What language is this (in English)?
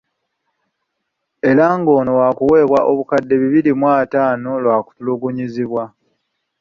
Ganda